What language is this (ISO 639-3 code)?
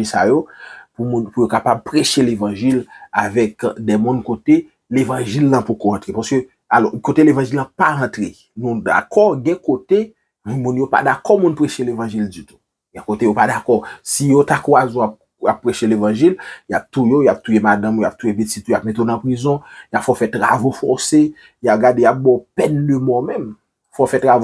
fra